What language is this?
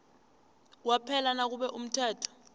South Ndebele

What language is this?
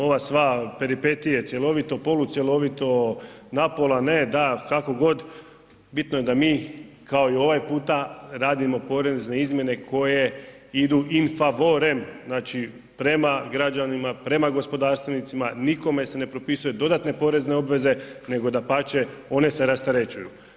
Croatian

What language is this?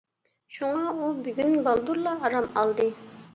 Uyghur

